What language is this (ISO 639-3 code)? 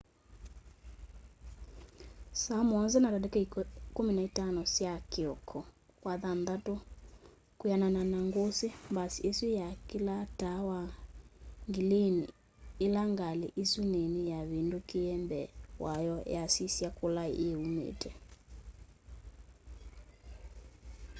kam